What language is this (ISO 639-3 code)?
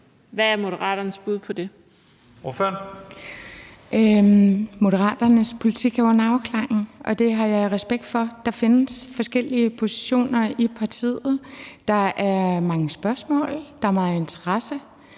dan